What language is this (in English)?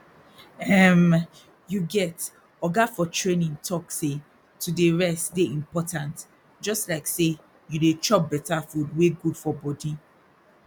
Nigerian Pidgin